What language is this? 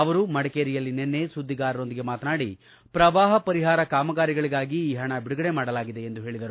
Kannada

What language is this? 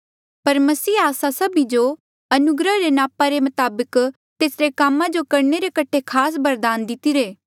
Mandeali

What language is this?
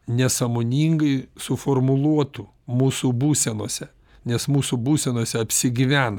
Lithuanian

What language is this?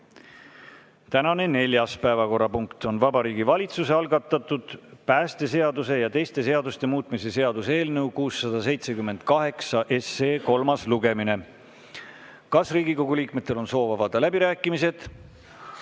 Estonian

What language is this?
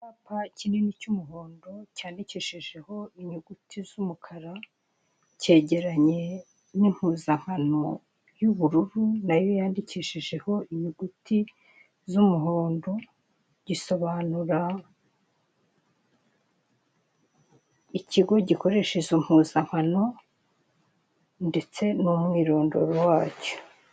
Kinyarwanda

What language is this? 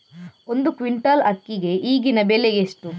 Kannada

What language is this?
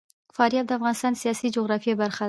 Pashto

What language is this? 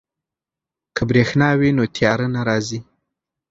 Pashto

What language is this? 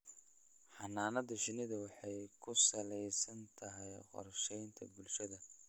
Somali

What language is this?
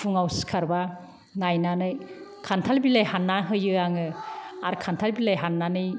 Bodo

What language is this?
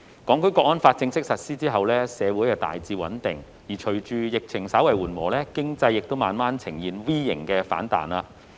Cantonese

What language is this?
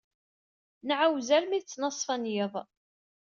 Kabyle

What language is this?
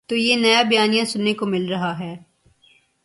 Urdu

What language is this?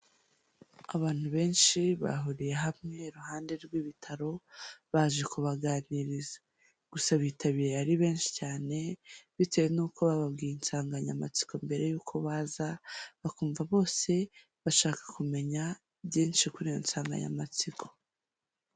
Kinyarwanda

